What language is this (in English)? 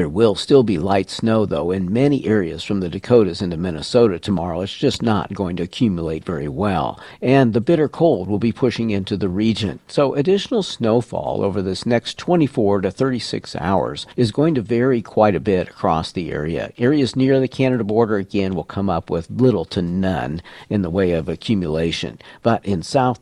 English